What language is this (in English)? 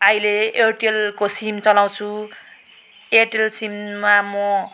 Nepali